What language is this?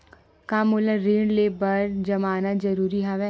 Chhattisgarhi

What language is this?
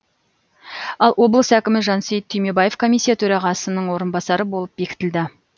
Kazakh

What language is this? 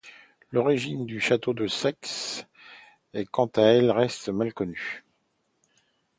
French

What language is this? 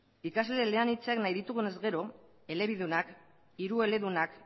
Basque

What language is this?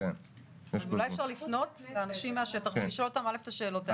Hebrew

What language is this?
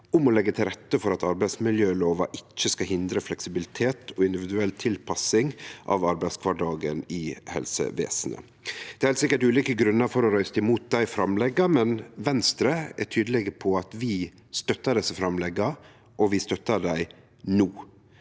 Norwegian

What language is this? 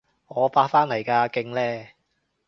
Cantonese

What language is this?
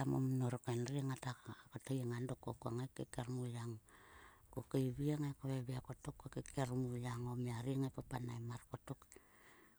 Sulka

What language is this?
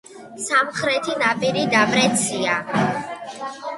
Georgian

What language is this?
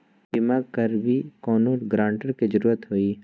Magahi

